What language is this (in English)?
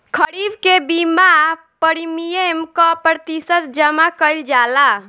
Bhojpuri